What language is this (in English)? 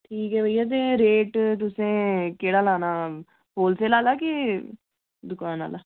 Dogri